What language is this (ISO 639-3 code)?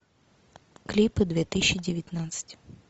rus